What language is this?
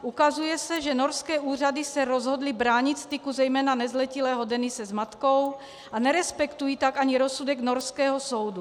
Czech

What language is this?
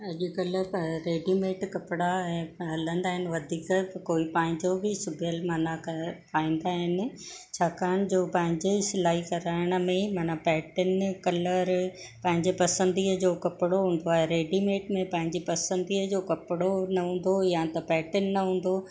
Sindhi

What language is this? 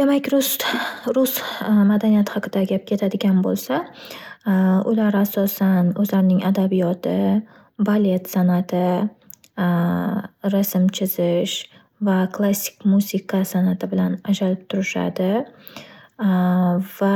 Uzbek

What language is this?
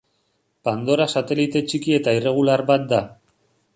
Basque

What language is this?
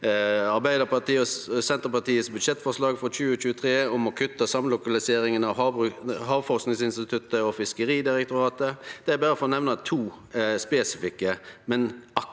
Norwegian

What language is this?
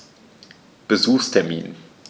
German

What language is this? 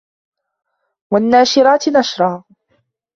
Arabic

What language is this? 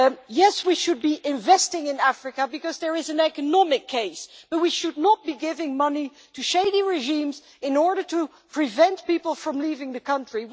English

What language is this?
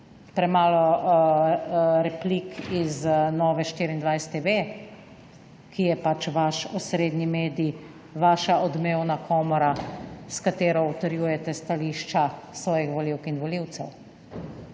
Slovenian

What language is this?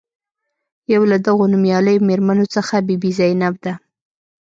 Pashto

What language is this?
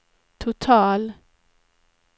Swedish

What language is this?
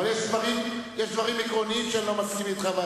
Hebrew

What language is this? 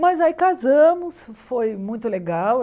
Portuguese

